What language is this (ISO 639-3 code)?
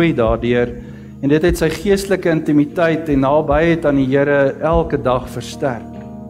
nld